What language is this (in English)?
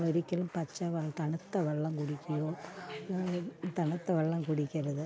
Malayalam